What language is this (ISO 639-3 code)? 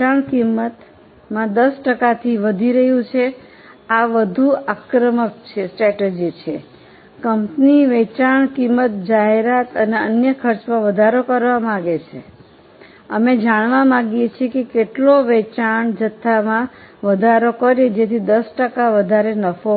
guj